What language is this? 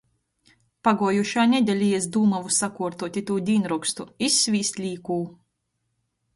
Latgalian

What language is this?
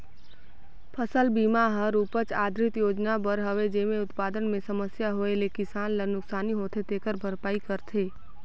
Chhattisgarhi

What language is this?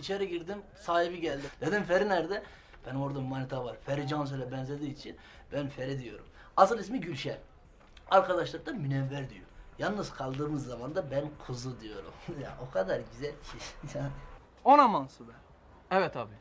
Turkish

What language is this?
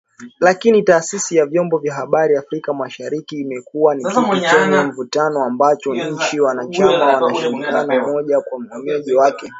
Swahili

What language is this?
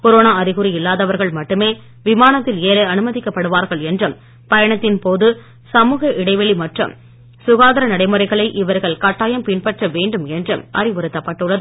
Tamil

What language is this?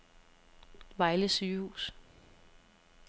Danish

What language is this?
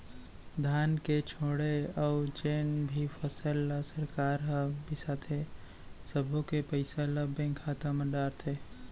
Chhattisgarhi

